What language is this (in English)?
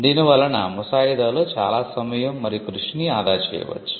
Telugu